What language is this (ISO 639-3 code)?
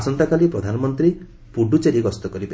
ori